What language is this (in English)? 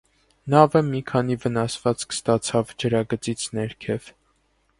Armenian